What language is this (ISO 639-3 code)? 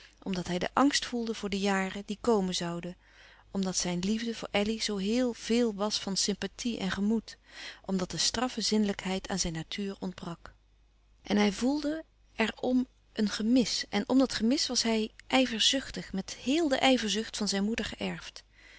nld